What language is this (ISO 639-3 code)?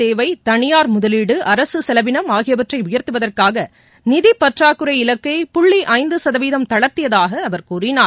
tam